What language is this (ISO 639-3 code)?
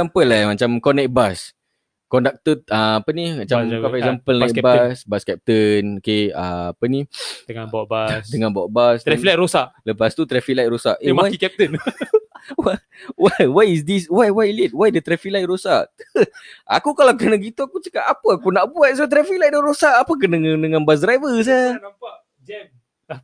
msa